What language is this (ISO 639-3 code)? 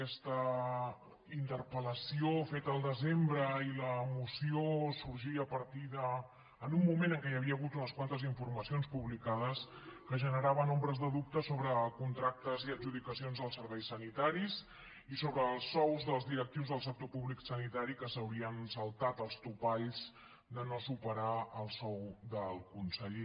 cat